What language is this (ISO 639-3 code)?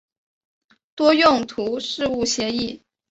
zho